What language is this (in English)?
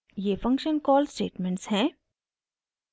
Hindi